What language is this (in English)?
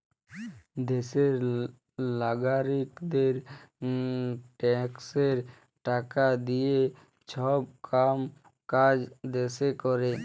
Bangla